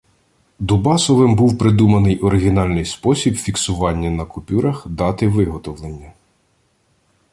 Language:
Ukrainian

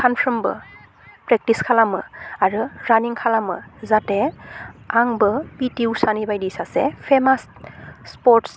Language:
Bodo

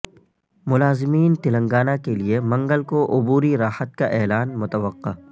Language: Urdu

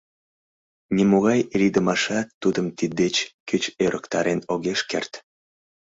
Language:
Mari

